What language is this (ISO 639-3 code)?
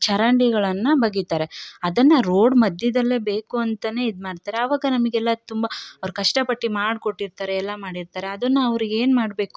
kan